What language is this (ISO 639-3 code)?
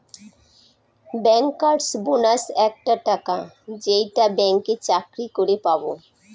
ben